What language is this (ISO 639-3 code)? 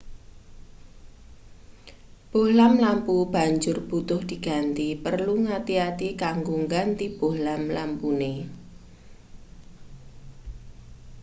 jav